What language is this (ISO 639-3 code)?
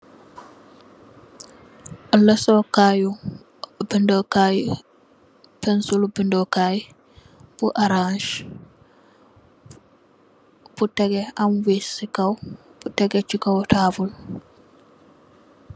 wol